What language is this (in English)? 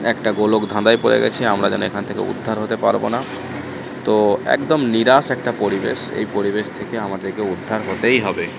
Bangla